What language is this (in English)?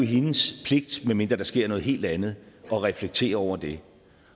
Danish